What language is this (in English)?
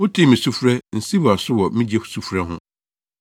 Akan